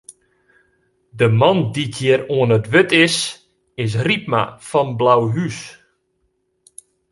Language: Western Frisian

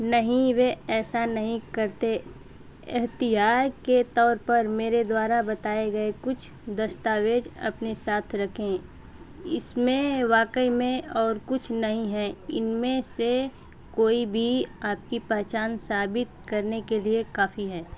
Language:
Hindi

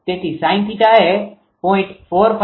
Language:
Gujarati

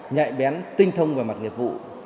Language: Vietnamese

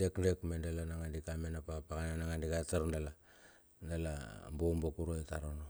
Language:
Bilur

